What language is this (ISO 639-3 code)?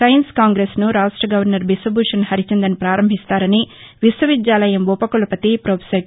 tel